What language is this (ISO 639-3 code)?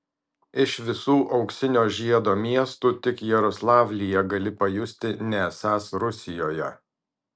lit